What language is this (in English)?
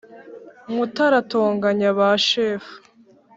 Kinyarwanda